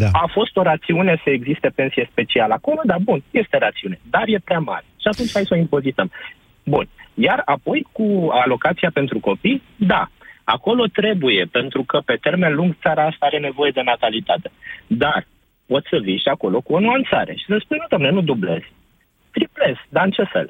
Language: Romanian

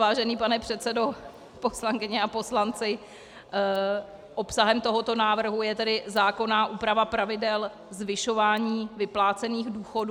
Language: Czech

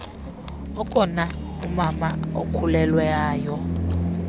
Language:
Xhosa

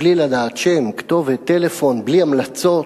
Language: Hebrew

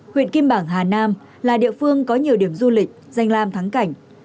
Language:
Vietnamese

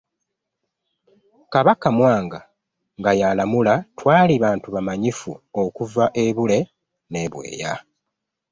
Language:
Ganda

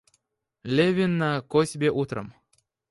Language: Russian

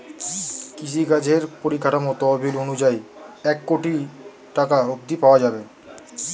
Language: Bangla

